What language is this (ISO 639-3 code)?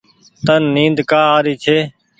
gig